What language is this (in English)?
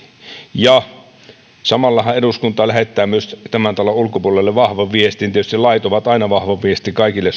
Finnish